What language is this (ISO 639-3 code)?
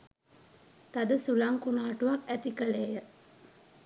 sin